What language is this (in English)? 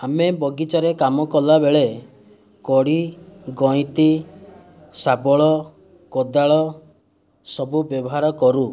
Odia